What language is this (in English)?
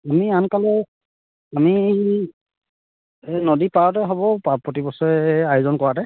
Assamese